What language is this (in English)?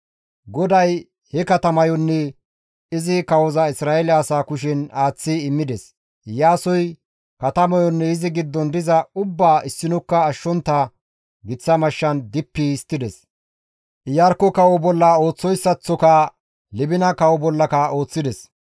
Gamo